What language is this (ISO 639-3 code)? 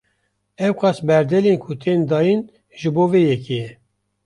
kur